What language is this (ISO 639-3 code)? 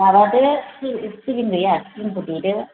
brx